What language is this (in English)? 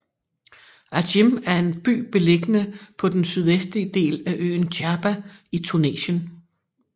Danish